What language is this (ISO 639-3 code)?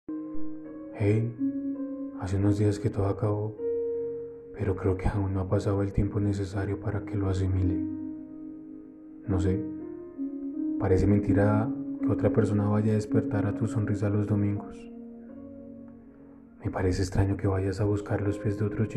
spa